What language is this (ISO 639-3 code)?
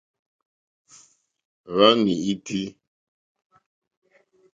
bri